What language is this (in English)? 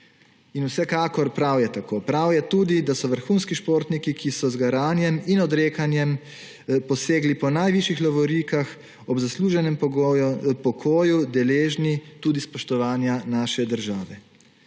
Slovenian